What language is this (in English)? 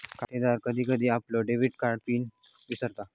Marathi